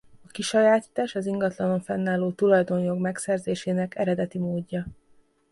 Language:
Hungarian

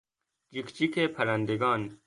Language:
Persian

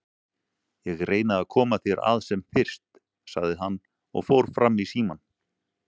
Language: Icelandic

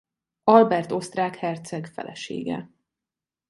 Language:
Hungarian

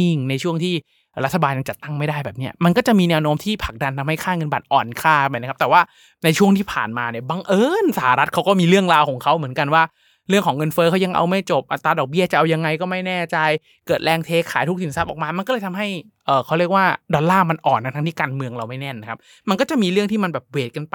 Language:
Thai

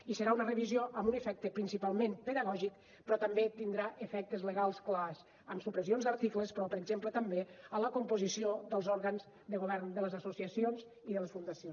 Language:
Catalan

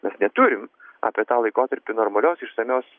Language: Lithuanian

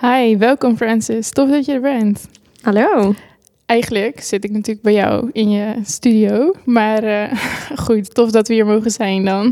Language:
Dutch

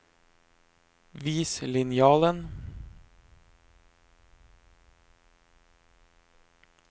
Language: Norwegian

